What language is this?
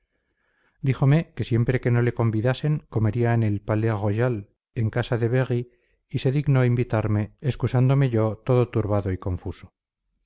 Spanish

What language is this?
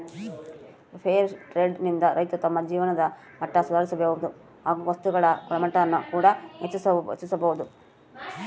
Kannada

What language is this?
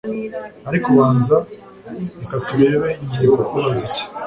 Kinyarwanda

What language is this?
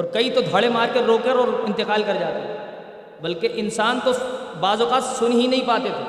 Urdu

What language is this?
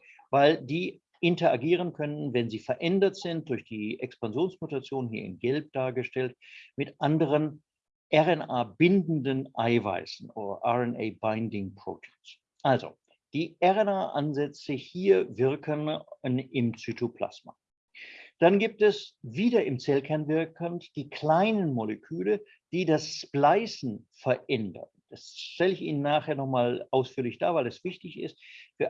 German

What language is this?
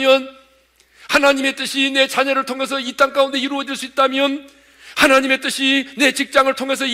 Korean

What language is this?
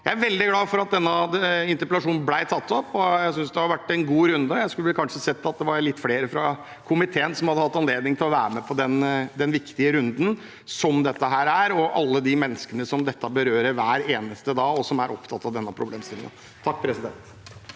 Norwegian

